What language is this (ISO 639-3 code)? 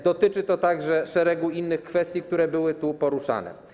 pol